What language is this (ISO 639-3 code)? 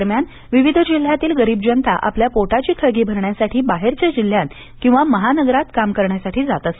mar